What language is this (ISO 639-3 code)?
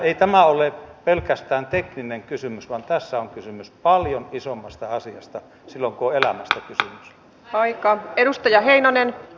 fin